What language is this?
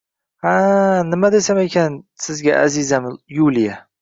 Uzbek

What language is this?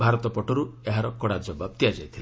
Odia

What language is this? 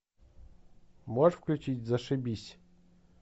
Russian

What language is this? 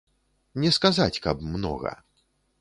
Belarusian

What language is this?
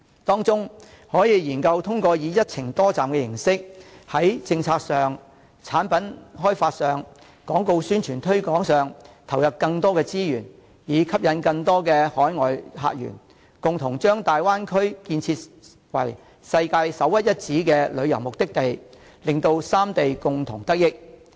Cantonese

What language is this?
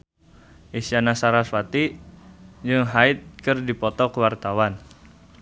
Sundanese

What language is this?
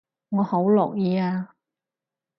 Cantonese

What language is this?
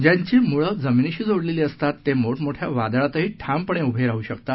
Marathi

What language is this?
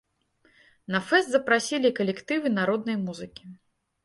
Belarusian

